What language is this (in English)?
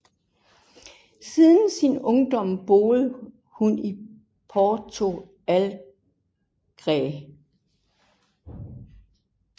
Danish